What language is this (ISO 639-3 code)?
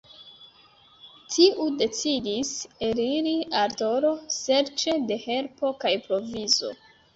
epo